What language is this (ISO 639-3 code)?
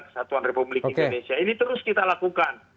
ind